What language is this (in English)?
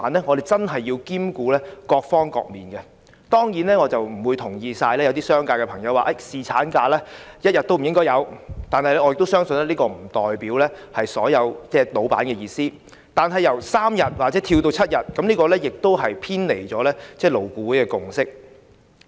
Cantonese